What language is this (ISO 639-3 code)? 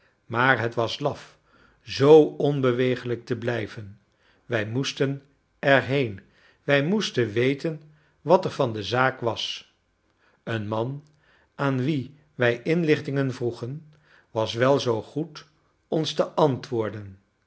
nld